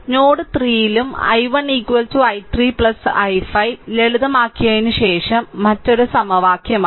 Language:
Malayalam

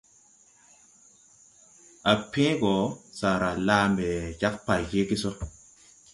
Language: Tupuri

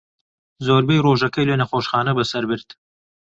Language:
Central Kurdish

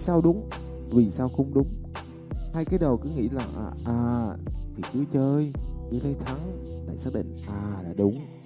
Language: Vietnamese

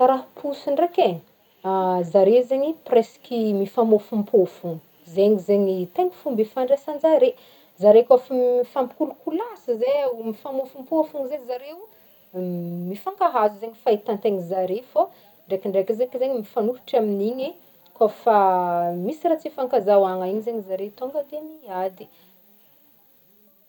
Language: Northern Betsimisaraka Malagasy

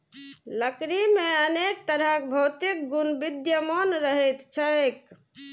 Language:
Maithili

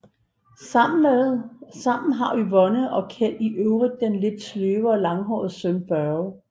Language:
Danish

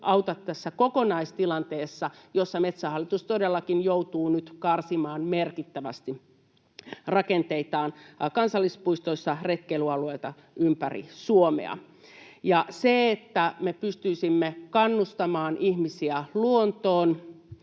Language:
Finnish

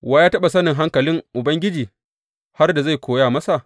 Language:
Hausa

